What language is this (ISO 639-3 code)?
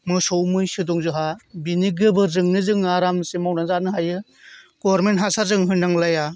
brx